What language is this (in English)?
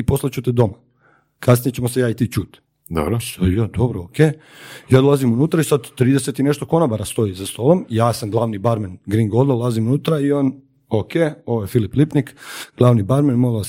Croatian